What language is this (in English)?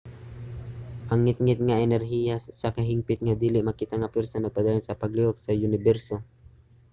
Cebuano